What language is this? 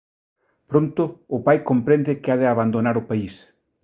Galician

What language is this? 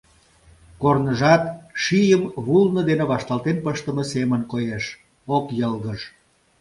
Mari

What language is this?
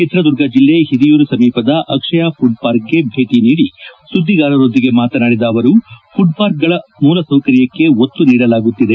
Kannada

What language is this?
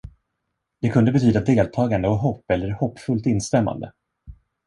Swedish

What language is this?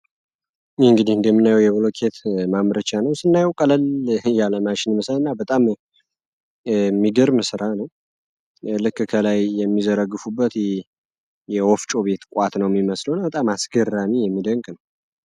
Amharic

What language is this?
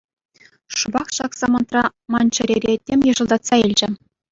Chuvash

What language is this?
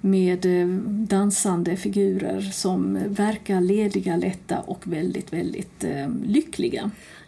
Swedish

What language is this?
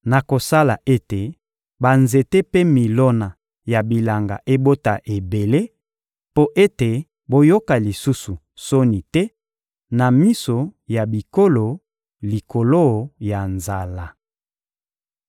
Lingala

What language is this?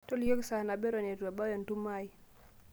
Masai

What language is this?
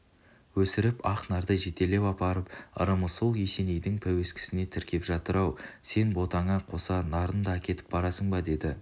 Kazakh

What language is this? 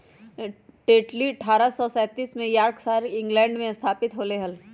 Magahi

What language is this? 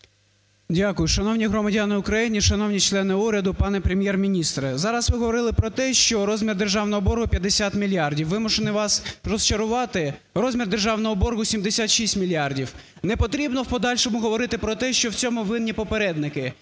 Ukrainian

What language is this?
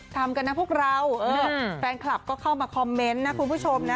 Thai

